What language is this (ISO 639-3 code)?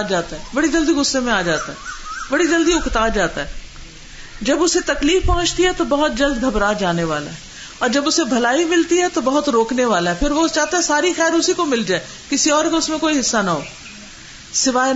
urd